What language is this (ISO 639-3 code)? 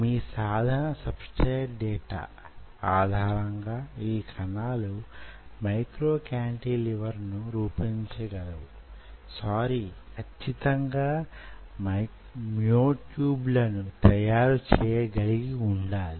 tel